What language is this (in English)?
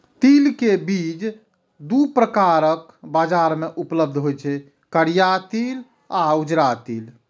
Maithili